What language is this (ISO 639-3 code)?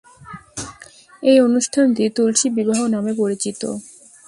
ben